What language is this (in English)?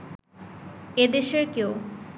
Bangla